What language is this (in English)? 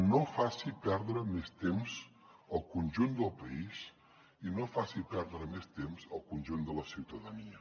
Catalan